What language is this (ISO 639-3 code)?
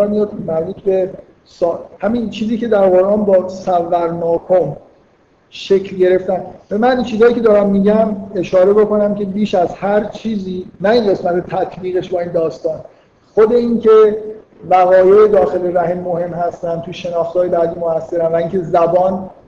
fas